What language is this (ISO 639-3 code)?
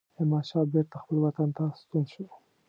pus